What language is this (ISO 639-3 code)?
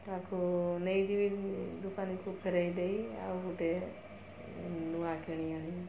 ori